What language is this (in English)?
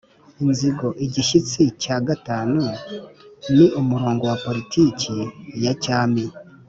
Kinyarwanda